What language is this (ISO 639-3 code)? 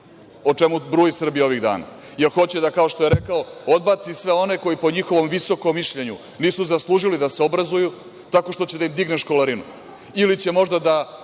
srp